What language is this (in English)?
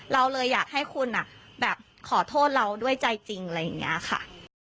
Thai